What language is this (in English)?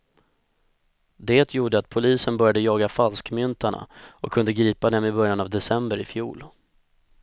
Swedish